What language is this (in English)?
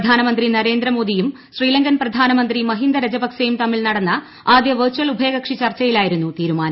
Malayalam